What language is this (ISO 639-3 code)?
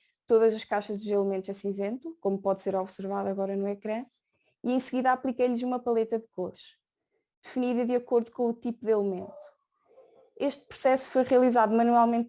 por